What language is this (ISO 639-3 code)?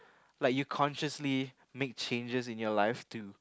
eng